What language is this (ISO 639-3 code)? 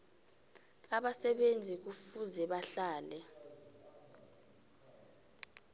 nbl